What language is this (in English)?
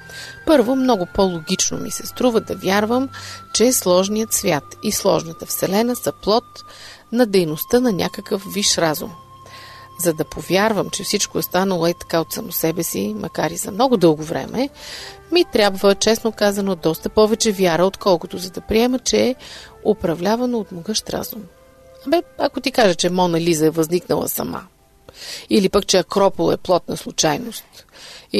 Bulgarian